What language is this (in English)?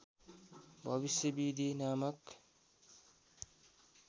Nepali